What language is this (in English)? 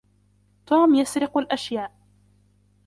Arabic